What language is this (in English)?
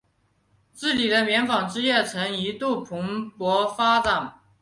Chinese